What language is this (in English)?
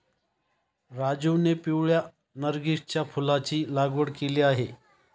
Marathi